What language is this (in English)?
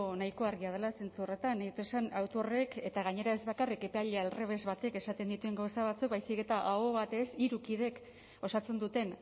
Basque